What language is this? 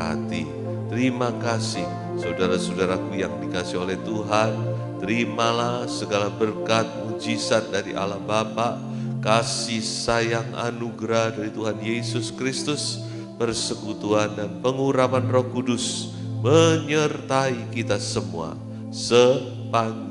Indonesian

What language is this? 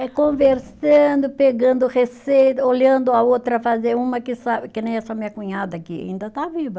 Portuguese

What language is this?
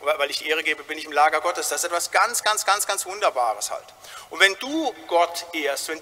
German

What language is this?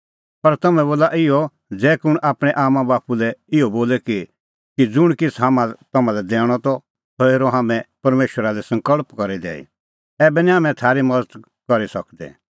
Kullu Pahari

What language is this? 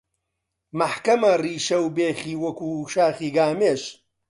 Central Kurdish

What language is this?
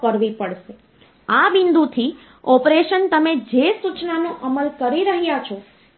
Gujarati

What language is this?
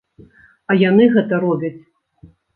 Belarusian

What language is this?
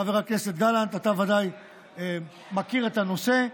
Hebrew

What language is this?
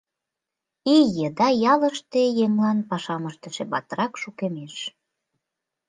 Mari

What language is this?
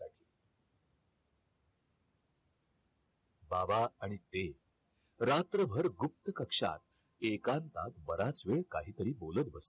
Marathi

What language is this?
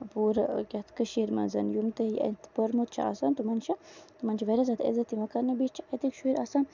Kashmiri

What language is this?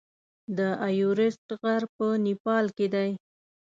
Pashto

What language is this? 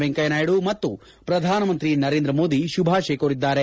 Kannada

